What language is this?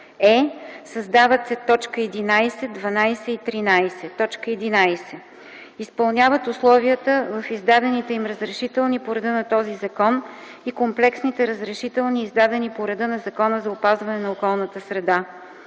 Bulgarian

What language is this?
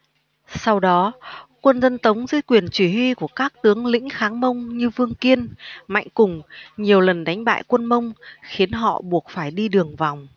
Vietnamese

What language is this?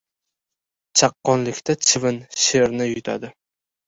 Uzbek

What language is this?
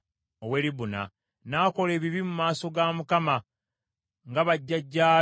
Ganda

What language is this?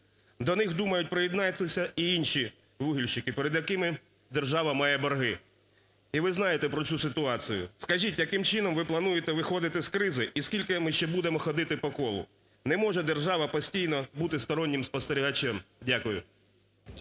Ukrainian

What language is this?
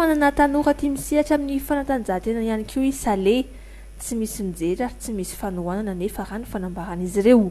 Romanian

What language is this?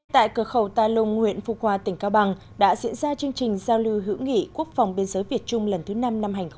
Vietnamese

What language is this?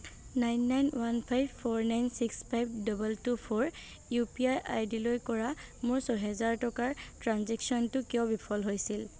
Assamese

